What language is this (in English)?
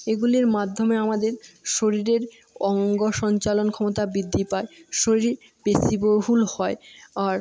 Bangla